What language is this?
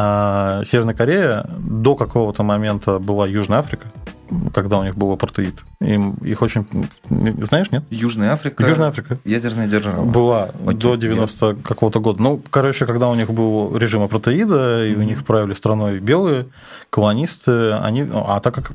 Russian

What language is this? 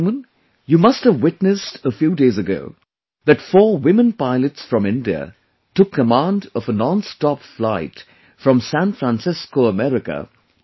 English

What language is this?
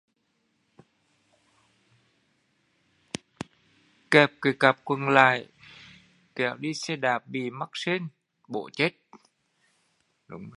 Vietnamese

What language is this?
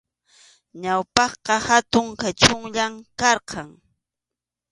Arequipa-La Unión Quechua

